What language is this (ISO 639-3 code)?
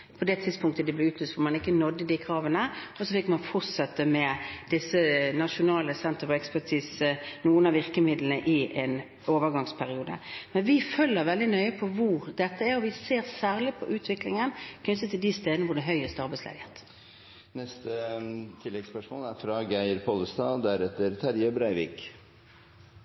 nor